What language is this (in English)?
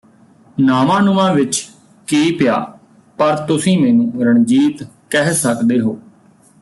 Punjabi